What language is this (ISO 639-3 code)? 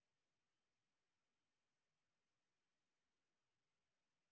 rus